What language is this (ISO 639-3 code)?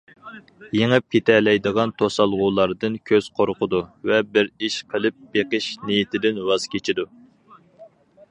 uig